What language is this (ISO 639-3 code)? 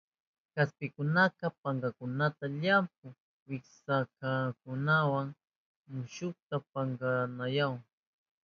qup